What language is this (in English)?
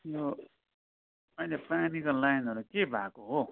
Nepali